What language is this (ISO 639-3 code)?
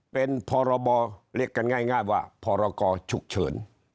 tha